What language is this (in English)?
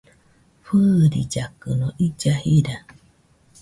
Nüpode Huitoto